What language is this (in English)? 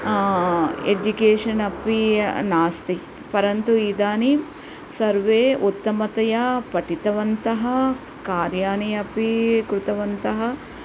Sanskrit